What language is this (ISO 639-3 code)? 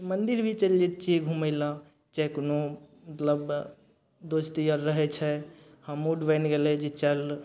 mai